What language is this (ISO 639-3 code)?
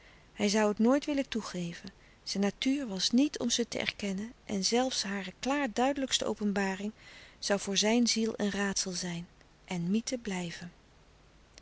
nld